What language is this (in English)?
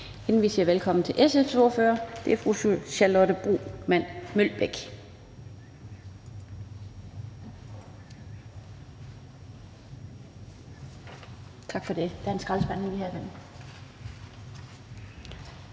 Danish